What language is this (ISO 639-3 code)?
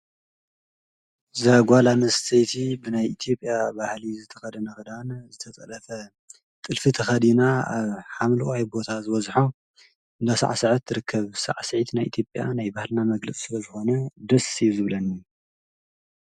tir